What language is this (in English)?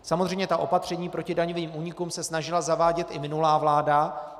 Czech